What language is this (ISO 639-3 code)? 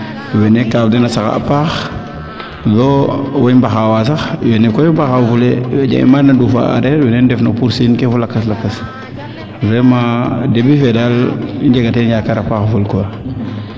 srr